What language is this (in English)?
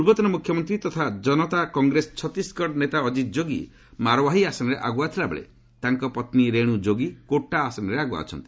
Odia